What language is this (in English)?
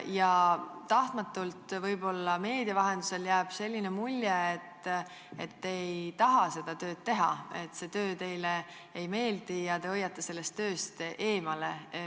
Estonian